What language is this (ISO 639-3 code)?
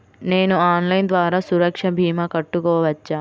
tel